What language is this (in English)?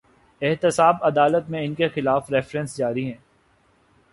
Urdu